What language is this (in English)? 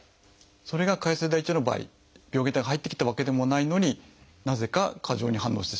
Japanese